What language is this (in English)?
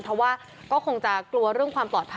Thai